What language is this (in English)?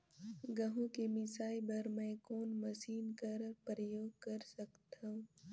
Chhattisgarhi